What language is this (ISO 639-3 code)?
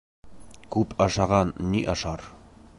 bak